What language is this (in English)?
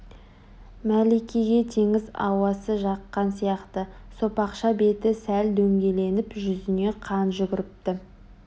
Kazakh